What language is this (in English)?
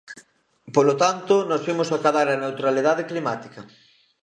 Galician